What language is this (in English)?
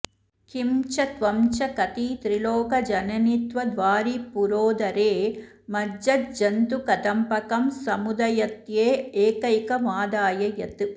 Sanskrit